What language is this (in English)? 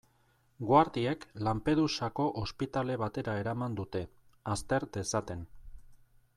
Basque